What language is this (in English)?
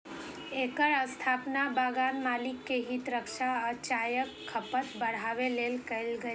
Maithili